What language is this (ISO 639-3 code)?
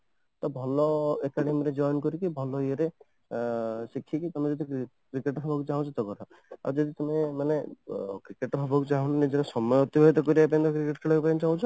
ori